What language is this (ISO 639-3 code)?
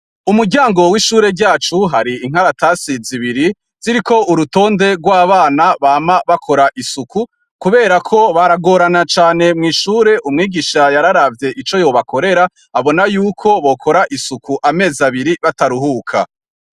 run